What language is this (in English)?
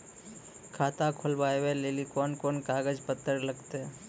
Maithili